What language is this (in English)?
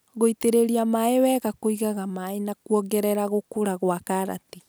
Kikuyu